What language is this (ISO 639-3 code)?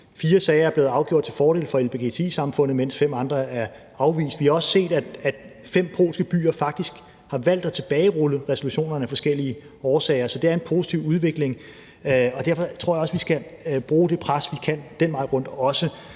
dan